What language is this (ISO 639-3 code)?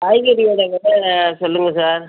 tam